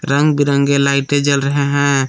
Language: Hindi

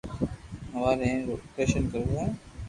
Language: Loarki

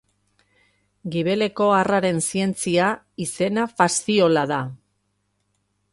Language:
Basque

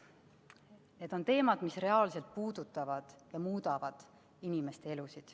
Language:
Estonian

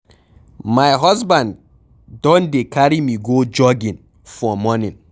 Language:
Nigerian Pidgin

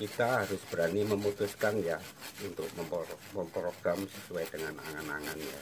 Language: Indonesian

